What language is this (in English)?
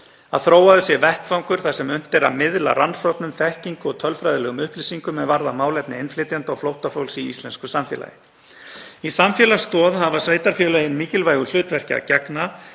Icelandic